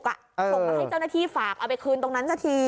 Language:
Thai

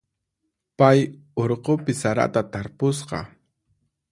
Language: Puno Quechua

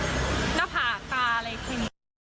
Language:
Thai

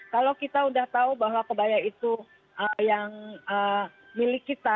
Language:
Indonesian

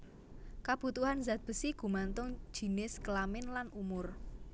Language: Javanese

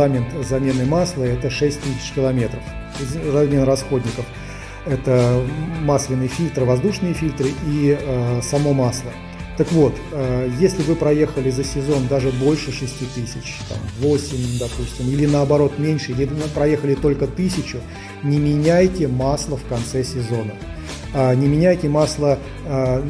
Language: Russian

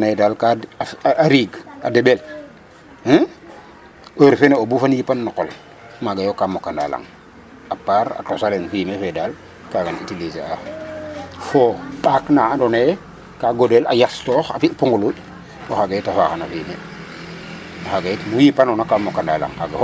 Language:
Serer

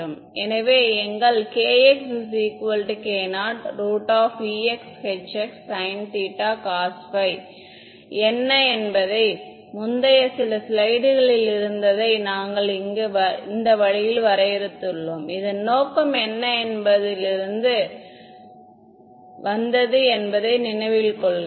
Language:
Tamil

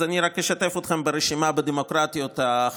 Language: Hebrew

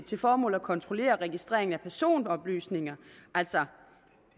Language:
Danish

